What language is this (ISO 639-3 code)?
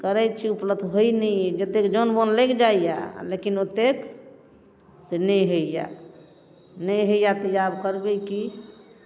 mai